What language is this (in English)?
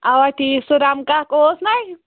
Kashmiri